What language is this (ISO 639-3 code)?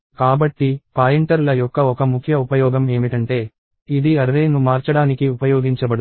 tel